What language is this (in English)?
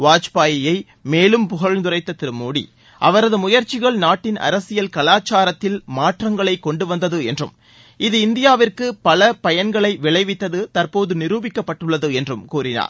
Tamil